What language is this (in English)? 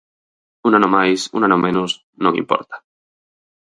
Galician